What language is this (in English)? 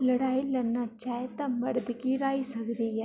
Dogri